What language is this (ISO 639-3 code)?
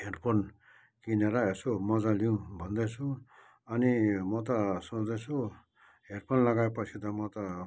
nep